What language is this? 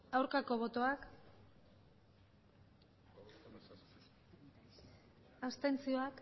Basque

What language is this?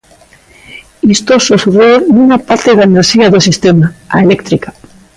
Galician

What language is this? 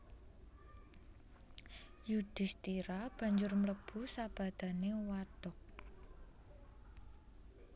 Javanese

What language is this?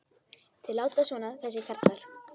Icelandic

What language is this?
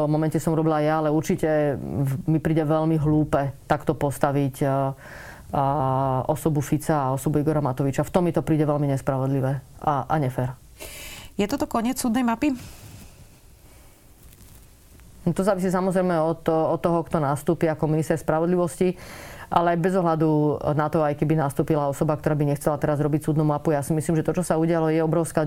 Slovak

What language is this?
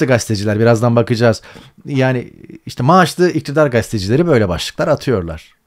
Turkish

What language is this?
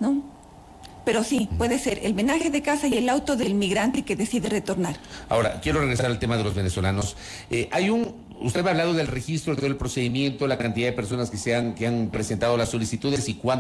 Spanish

